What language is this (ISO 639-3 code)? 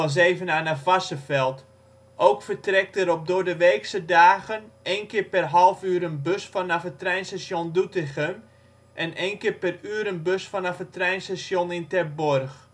nld